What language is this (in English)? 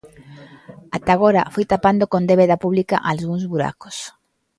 Galician